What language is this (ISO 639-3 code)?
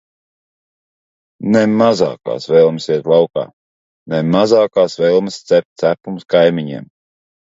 lav